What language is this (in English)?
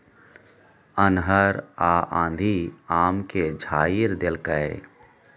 Maithili